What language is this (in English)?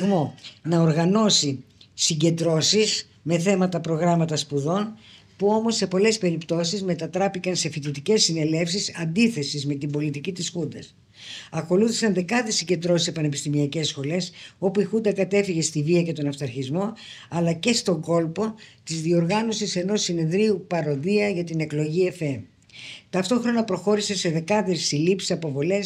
Greek